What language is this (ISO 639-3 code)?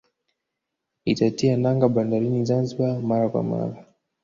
swa